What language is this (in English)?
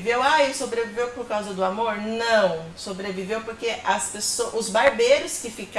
Portuguese